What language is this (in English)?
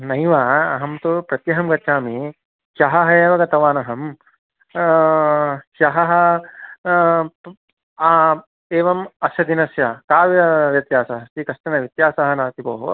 Sanskrit